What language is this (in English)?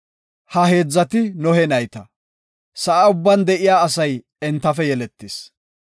Gofa